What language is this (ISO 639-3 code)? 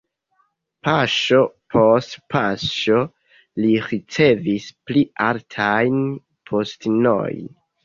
epo